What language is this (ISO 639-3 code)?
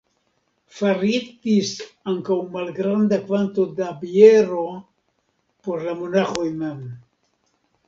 epo